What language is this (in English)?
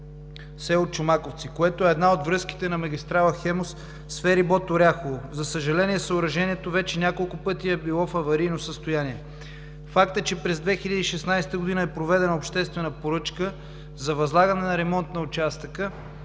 Bulgarian